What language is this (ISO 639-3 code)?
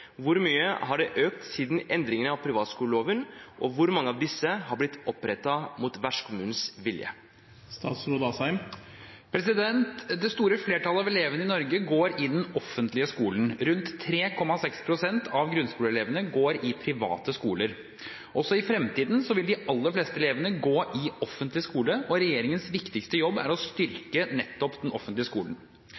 nob